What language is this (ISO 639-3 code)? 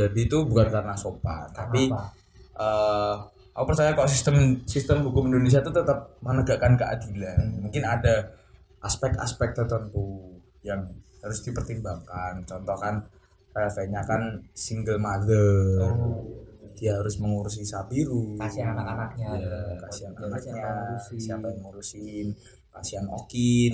ind